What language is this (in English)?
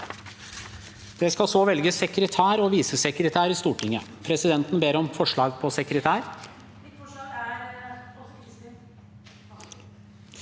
Norwegian